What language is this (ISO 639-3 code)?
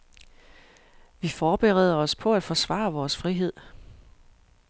dan